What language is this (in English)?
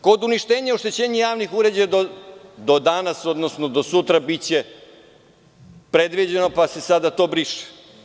Serbian